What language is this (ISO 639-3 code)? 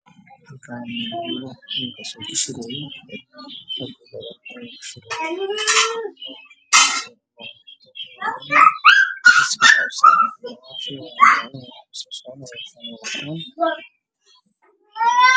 som